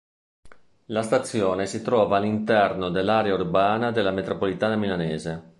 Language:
Italian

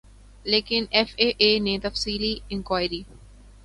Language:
Urdu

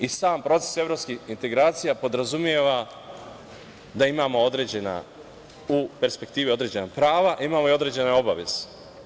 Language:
Serbian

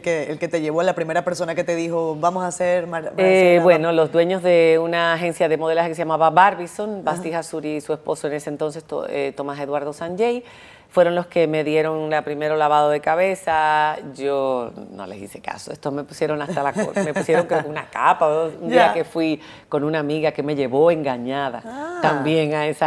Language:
Spanish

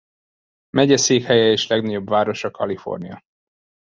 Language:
Hungarian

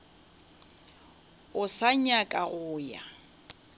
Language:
Northern Sotho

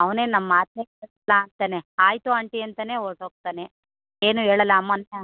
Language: Kannada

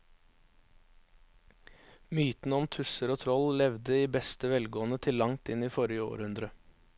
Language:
Norwegian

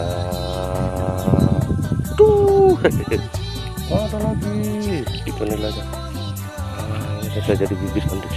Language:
Indonesian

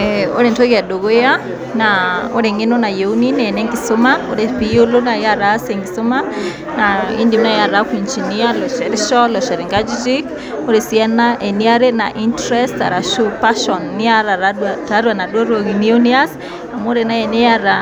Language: Masai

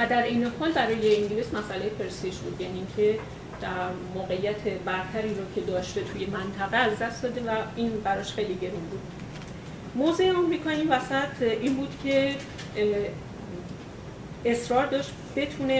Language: Persian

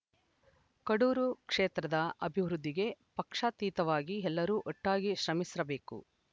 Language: Kannada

